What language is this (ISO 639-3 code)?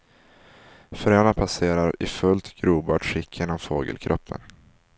swe